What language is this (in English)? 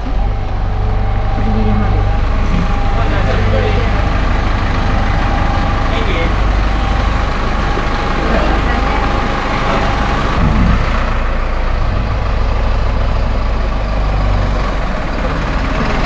Japanese